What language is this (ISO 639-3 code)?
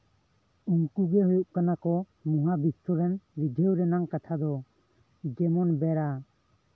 sat